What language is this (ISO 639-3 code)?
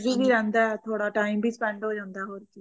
pan